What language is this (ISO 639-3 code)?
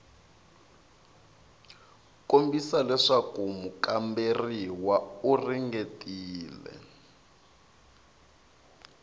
tso